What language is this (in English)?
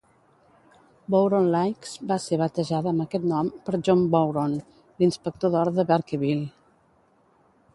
Catalan